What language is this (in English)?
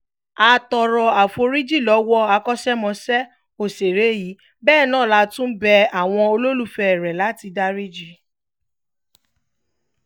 Yoruba